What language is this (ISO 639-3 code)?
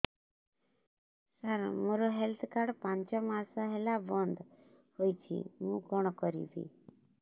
ori